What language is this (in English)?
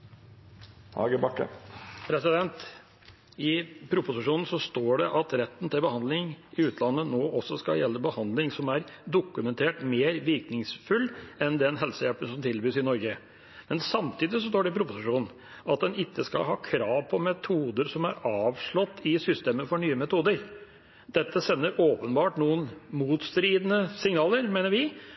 Norwegian Bokmål